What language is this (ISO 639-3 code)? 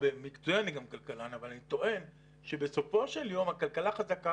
heb